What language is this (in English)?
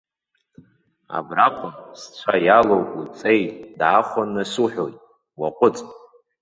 Abkhazian